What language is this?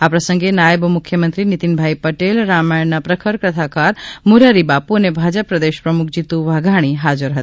Gujarati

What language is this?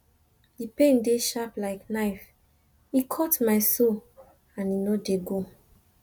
Nigerian Pidgin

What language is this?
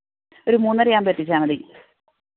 Malayalam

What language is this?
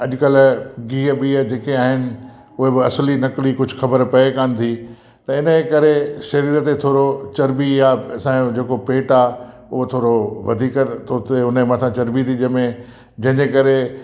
Sindhi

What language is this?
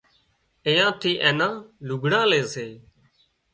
Wadiyara Koli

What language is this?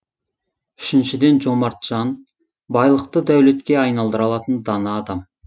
Kazakh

